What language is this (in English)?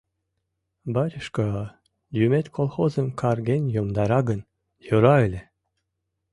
Mari